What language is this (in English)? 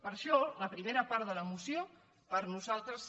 Catalan